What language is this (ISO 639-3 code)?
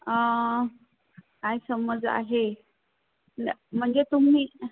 mar